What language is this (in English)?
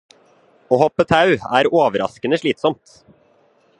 Norwegian Bokmål